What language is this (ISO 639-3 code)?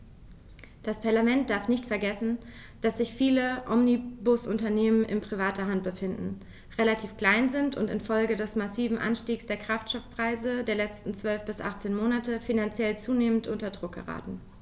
deu